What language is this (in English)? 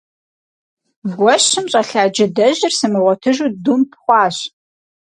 Kabardian